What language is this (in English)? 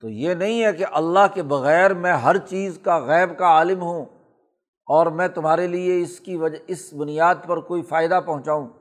Urdu